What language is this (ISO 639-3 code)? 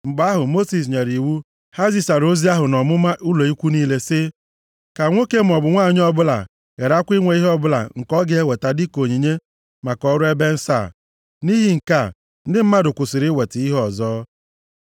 ibo